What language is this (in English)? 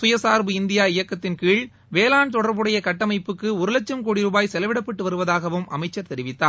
Tamil